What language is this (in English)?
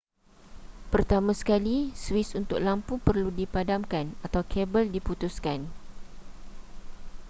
Malay